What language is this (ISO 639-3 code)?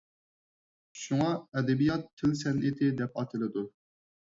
uig